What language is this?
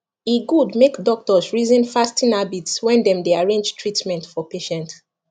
Nigerian Pidgin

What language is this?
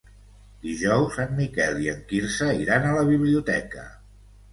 Catalan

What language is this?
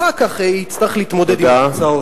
Hebrew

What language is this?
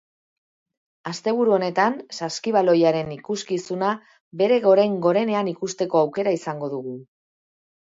Basque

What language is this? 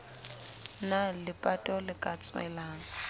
Southern Sotho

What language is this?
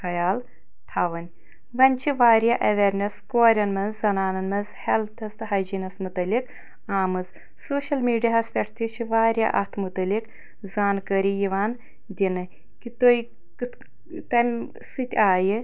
Kashmiri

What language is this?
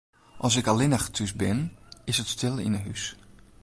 Western Frisian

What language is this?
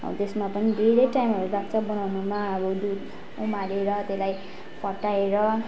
Nepali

